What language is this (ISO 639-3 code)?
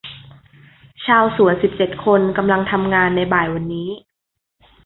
tha